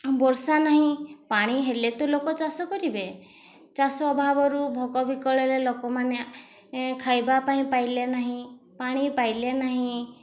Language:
Odia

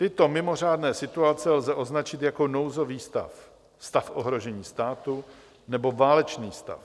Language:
Czech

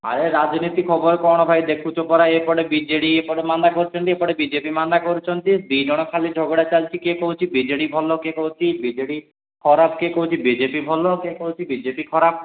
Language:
Odia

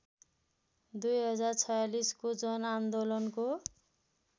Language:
Nepali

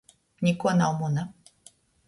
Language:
Latgalian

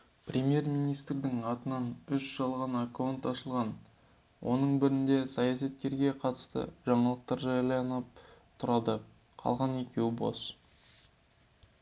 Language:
Kazakh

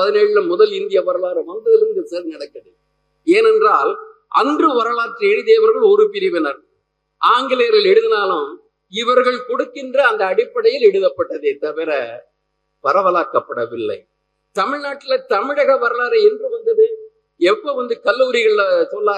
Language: Tamil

